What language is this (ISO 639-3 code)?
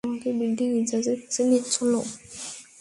ben